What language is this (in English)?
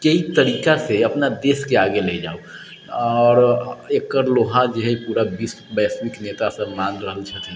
Maithili